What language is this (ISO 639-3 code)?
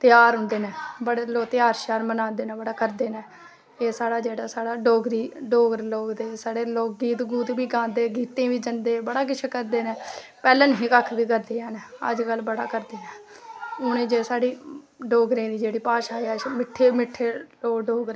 doi